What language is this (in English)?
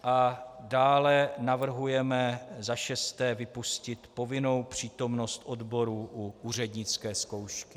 Czech